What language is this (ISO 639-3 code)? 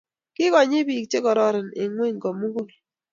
kln